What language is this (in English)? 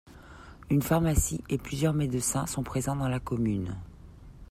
French